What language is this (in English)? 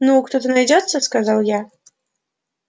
Russian